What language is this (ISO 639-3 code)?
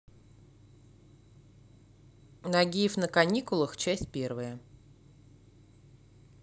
rus